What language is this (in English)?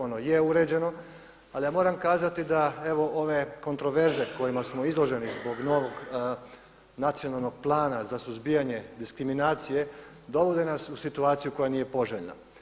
Croatian